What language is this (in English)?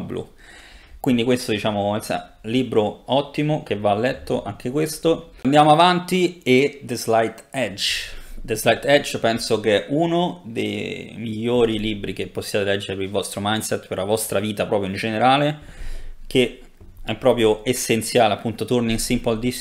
Italian